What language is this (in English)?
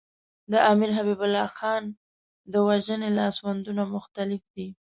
Pashto